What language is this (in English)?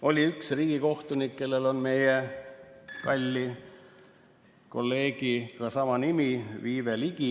Estonian